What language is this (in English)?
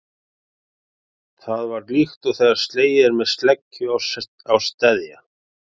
Icelandic